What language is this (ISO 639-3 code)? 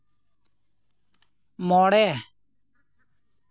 sat